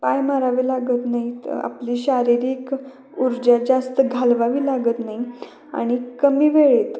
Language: Marathi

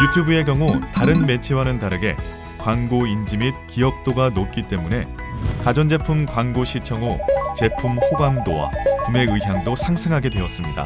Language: Korean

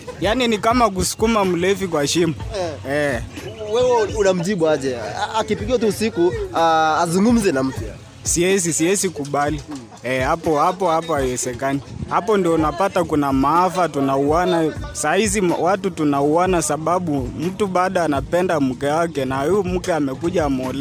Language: Swahili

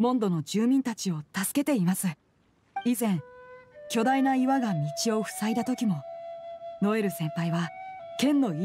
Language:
Japanese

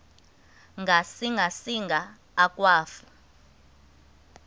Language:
Xhosa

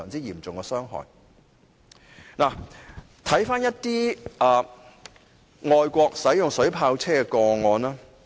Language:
Cantonese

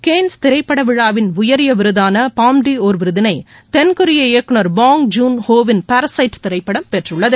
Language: Tamil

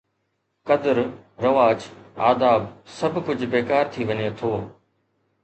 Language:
Sindhi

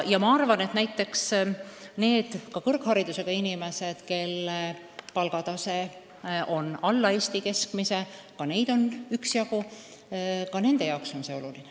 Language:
Estonian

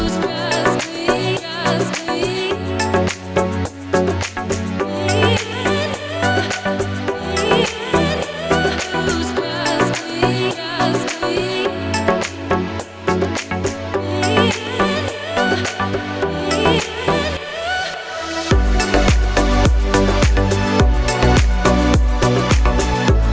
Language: Indonesian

